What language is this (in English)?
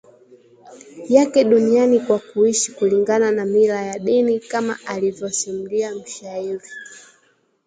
Swahili